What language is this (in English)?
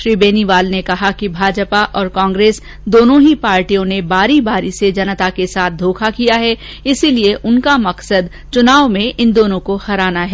Hindi